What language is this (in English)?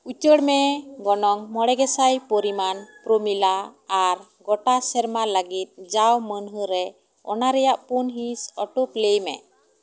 Santali